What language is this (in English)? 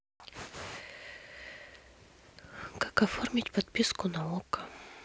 Russian